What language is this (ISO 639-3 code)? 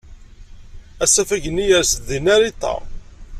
kab